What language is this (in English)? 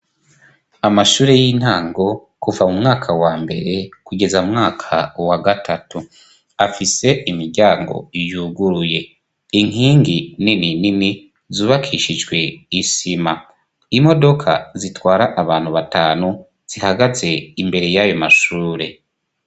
Rundi